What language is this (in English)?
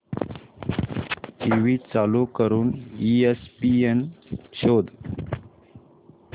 Marathi